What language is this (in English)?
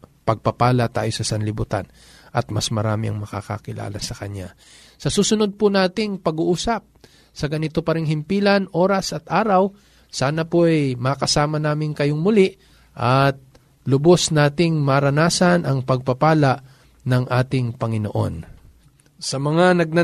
Filipino